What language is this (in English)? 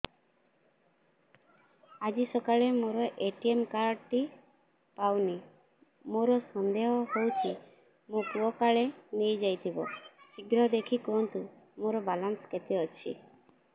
Odia